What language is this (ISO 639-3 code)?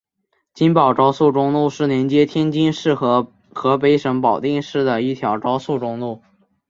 zho